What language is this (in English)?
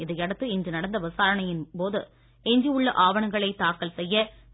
Tamil